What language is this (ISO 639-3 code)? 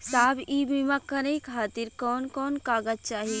bho